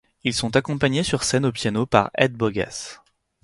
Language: French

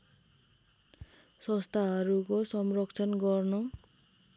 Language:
Nepali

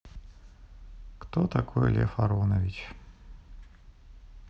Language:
Russian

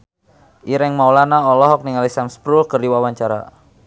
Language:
Sundanese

